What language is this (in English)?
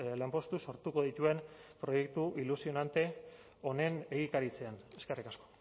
Basque